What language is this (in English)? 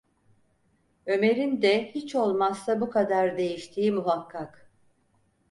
Turkish